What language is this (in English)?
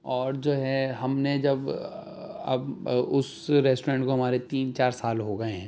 Urdu